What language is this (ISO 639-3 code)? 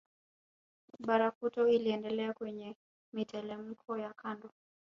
swa